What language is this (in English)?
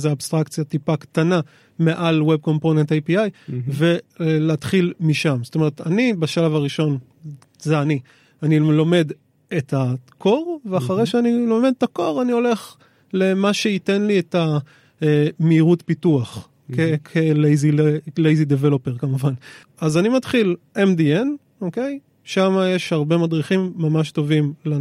Hebrew